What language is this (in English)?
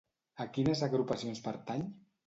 Catalan